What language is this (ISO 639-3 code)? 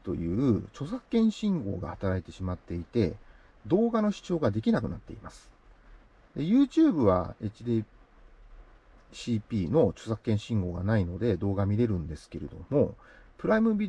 jpn